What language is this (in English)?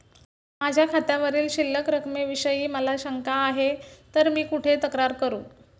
Marathi